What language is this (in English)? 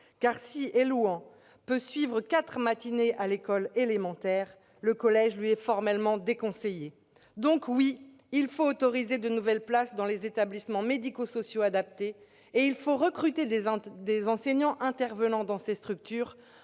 French